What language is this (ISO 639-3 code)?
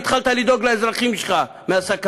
heb